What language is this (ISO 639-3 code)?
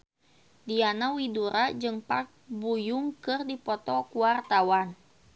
sun